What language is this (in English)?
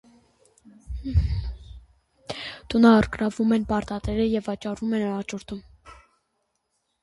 Armenian